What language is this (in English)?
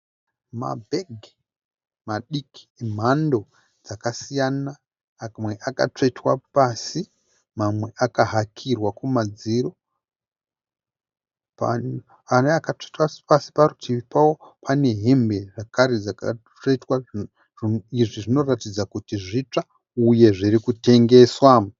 Shona